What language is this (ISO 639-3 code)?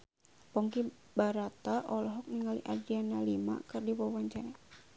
sun